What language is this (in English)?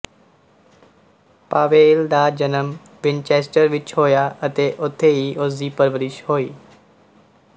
Punjabi